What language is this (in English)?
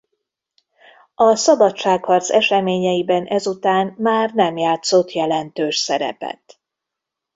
Hungarian